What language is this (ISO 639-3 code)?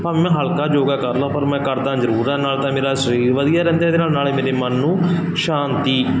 pan